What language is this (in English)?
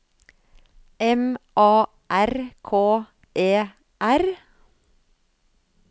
Norwegian